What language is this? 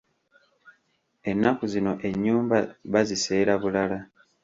Ganda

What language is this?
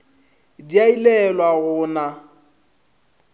Northern Sotho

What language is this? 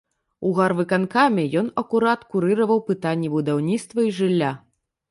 Belarusian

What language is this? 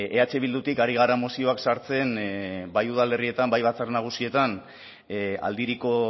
Basque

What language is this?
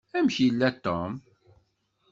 Kabyle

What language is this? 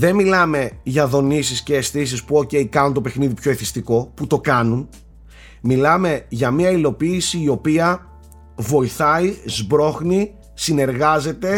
Greek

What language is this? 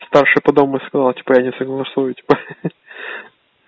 Russian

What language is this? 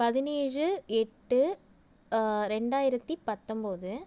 Tamil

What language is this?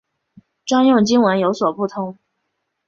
Chinese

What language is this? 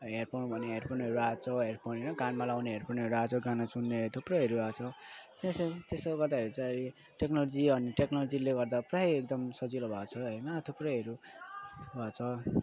Nepali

